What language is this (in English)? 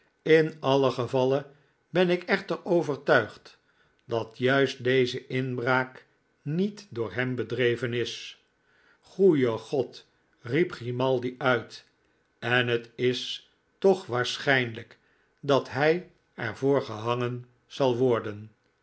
Dutch